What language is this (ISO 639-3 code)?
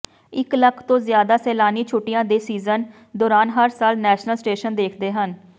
pan